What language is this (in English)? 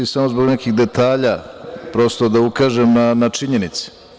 Serbian